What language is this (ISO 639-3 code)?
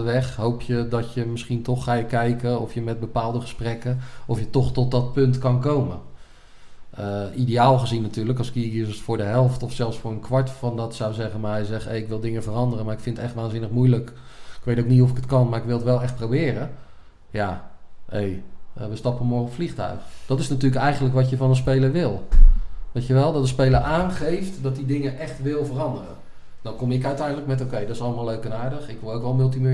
nld